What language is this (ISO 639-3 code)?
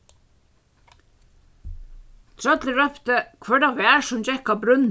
fao